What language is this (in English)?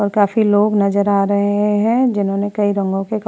Hindi